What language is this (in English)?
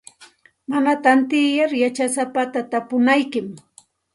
Santa Ana de Tusi Pasco Quechua